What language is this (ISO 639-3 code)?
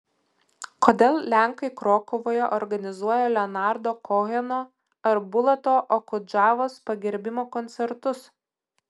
lit